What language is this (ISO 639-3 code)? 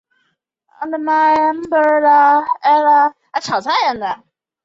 zho